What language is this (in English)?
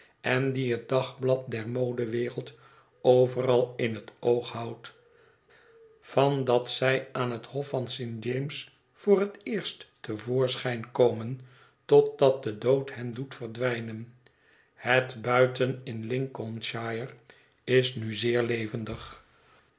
Dutch